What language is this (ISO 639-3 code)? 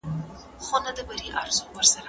pus